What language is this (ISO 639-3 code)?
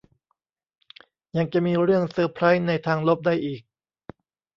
tha